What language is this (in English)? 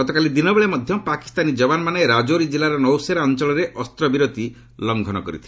Odia